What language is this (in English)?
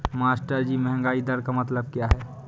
Hindi